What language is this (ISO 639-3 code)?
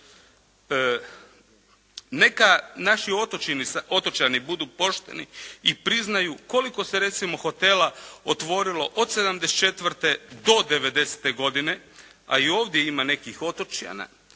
hrv